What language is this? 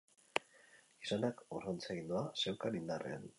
Basque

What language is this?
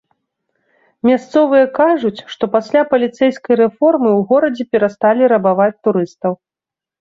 Belarusian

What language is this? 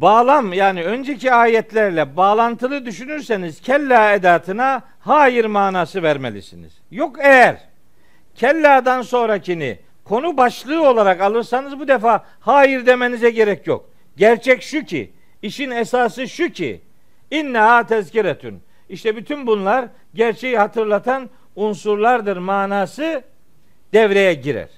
Turkish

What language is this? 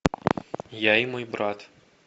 Russian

